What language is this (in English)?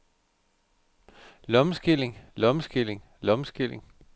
Danish